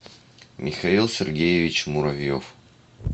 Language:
Russian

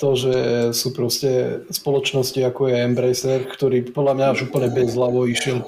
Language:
Slovak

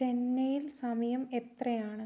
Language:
Malayalam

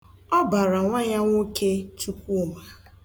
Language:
Igbo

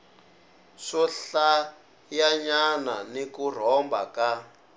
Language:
Tsonga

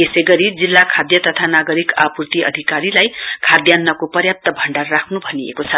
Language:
Nepali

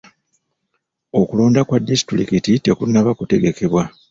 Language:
Ganda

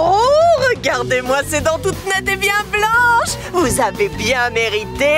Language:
French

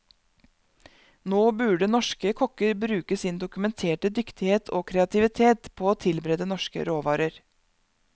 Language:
Norwegian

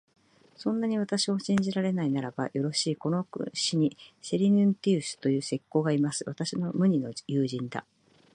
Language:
Japanese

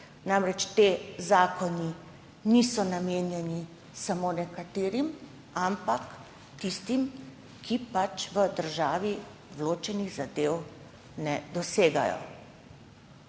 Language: Slovenian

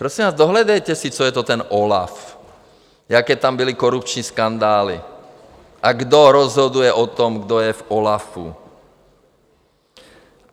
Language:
Czech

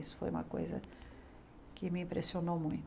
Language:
Portuguese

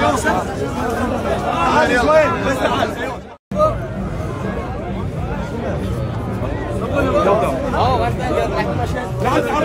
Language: Arabic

